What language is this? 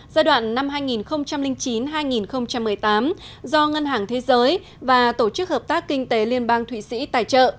Vietnamese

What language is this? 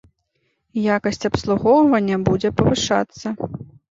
Belarusian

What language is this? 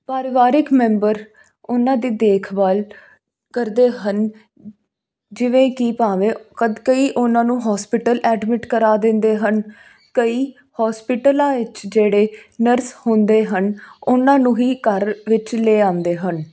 Punjabi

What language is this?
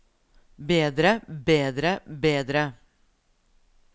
Norwegian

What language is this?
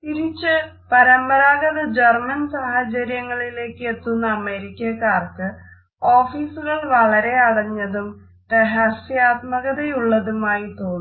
Malayalam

